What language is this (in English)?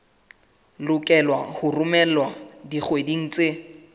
Southern Sotho